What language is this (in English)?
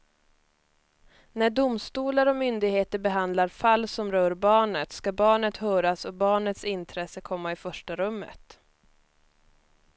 Swedish